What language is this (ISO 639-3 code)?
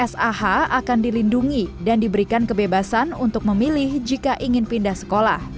ind